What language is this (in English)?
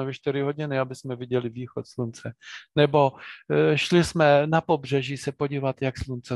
Czech